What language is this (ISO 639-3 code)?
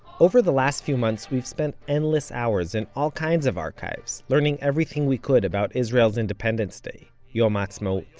eng